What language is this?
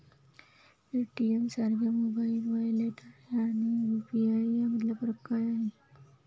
Marathi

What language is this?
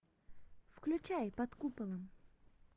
Russian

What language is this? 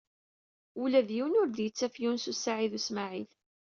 Kabyle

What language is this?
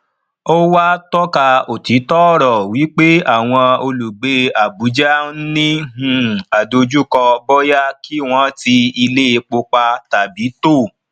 Yoruba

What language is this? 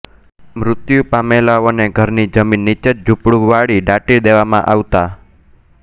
Gujarati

